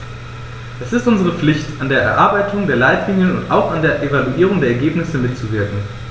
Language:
German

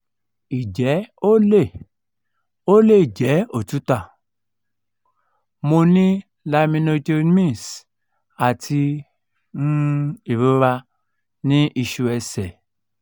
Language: Yoruba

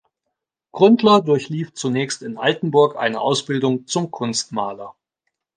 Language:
German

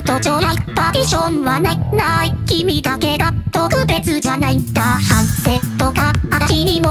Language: Thai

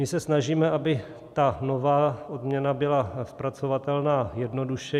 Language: Czech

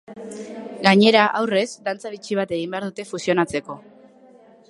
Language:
Basque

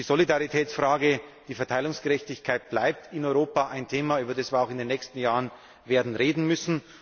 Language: German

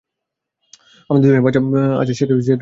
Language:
Bangla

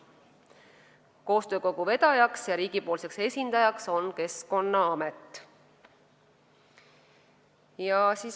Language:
Estonian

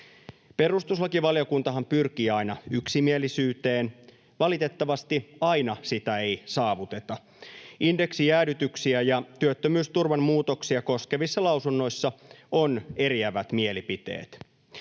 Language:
Finnish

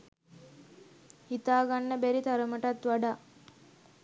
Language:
Sinhala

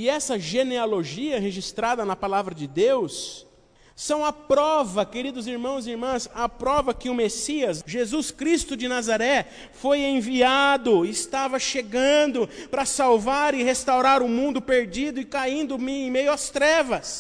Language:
Portuguese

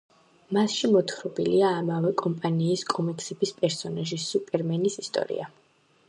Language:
Georgian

